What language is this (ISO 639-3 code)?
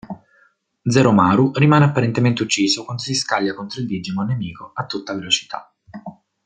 ita